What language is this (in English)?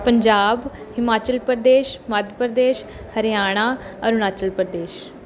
Punjabi